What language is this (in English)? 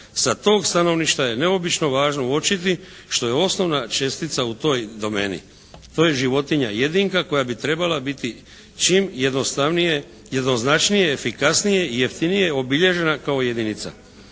Croatian